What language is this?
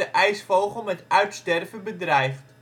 Dutch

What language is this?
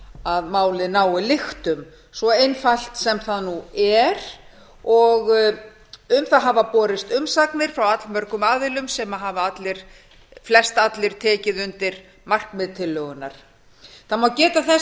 Icelandic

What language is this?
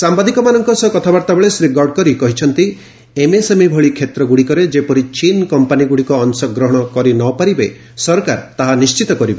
Odia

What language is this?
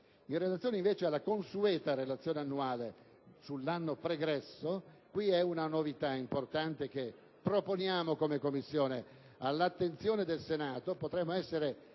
Italian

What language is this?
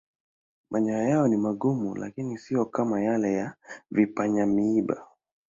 Swahili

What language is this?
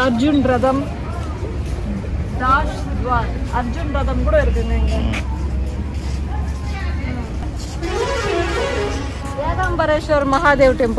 Indonesian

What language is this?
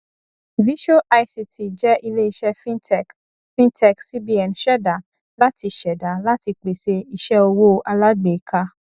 Yoruba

